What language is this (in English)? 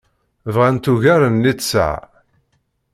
Kabyle